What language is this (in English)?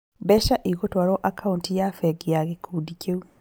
Kikuyu